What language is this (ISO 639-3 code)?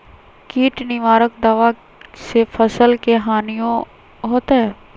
mag